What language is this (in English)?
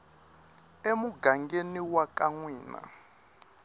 Tsonga